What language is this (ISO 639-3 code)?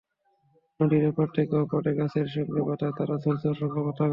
ben